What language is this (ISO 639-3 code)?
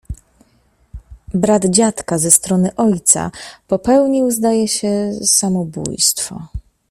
pol